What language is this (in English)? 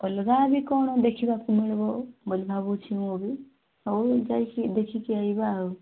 Odia